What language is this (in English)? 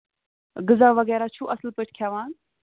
Kashmiri